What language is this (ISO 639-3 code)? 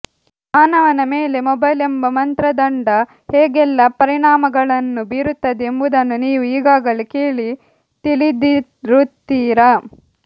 kan